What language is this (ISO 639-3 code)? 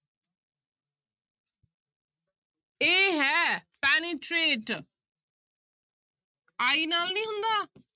pan